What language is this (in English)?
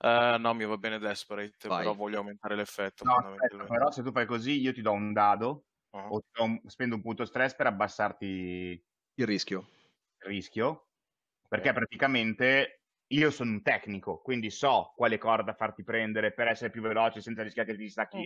Italian